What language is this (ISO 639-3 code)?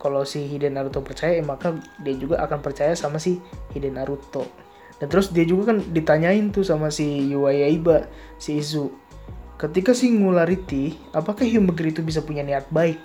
ind